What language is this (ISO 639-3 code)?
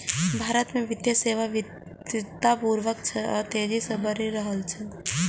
mai